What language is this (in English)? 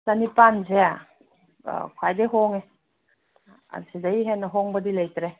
Manipuri